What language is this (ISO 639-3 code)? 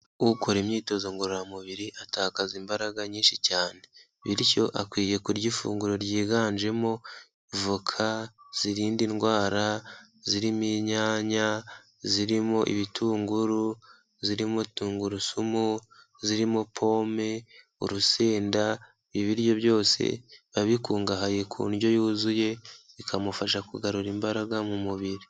kin